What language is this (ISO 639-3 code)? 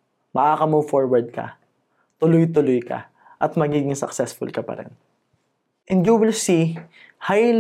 fil